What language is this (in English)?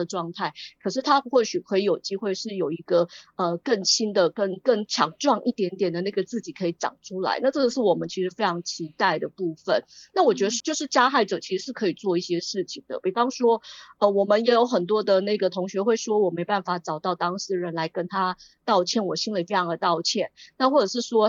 Chinese